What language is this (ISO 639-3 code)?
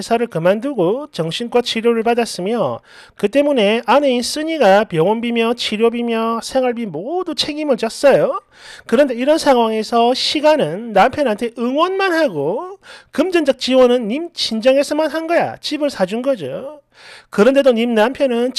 kor